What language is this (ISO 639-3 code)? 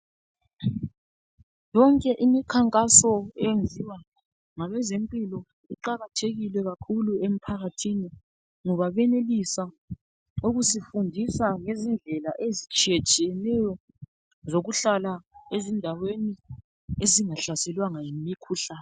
nde